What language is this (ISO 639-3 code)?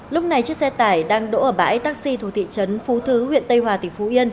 vie